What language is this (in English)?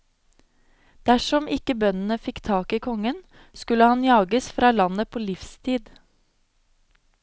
Norwegian